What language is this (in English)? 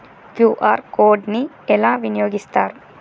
Telugu